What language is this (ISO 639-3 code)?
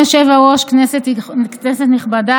heb